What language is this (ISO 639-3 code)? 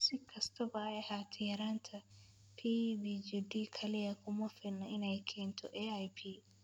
som